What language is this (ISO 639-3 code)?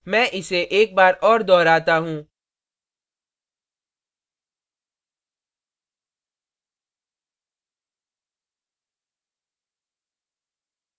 hin